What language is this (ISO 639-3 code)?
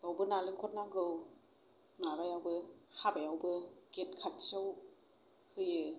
brx